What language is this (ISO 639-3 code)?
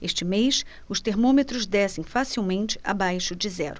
por